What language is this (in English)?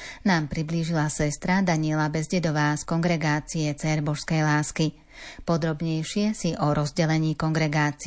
Slovak